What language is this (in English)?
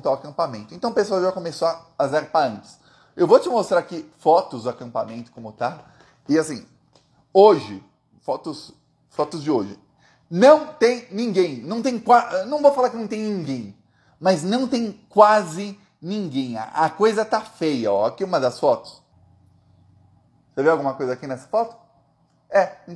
Portuguese